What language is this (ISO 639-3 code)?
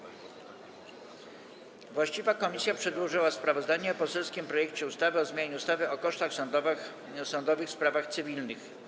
pol